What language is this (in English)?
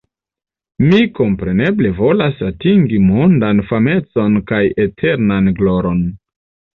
Esperanto